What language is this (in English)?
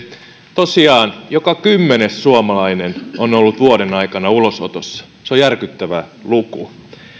Finnish